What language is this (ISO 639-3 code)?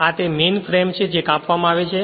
guj